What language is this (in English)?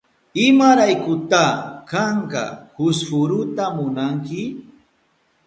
Southern Pastaza Quechua